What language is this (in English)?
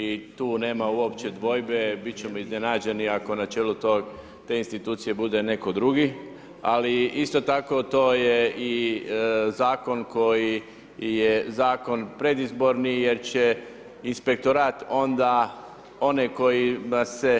Croatian